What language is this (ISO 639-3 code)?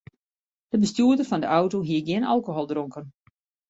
fry